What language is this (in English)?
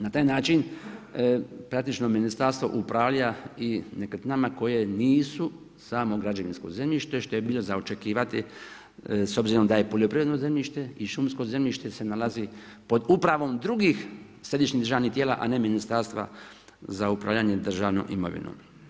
Croatian